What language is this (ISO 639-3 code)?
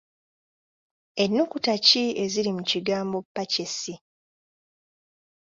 lug